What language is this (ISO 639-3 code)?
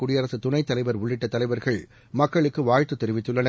tam